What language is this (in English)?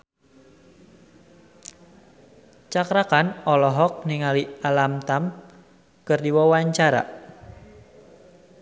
Sundanese